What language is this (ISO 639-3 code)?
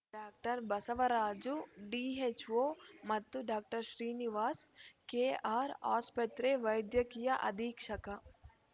kan